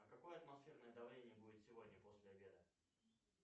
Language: Russian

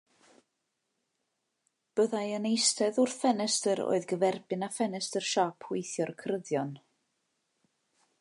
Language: Welsh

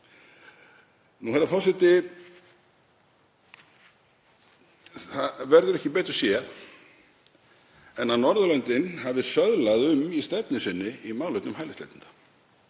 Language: Icelandic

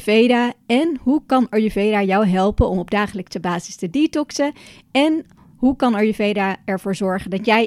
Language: Dutch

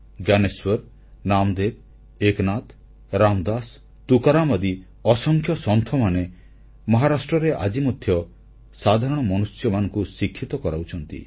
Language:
Odia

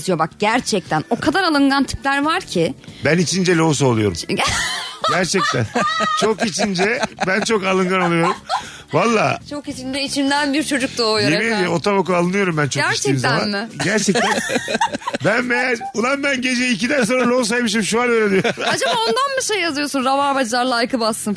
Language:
Turkish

